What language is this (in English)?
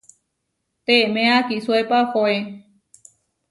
Huarijio